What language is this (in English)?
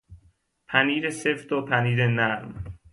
Persian